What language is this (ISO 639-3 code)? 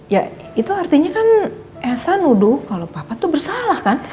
ind